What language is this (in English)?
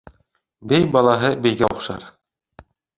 Bashkir